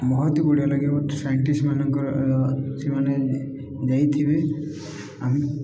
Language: Odia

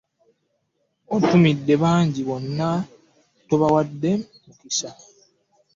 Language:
Ganda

